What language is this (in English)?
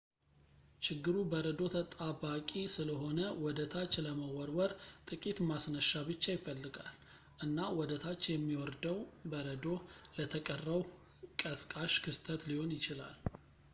Amharic